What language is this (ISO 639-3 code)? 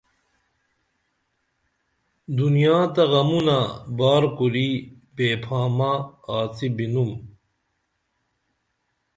dml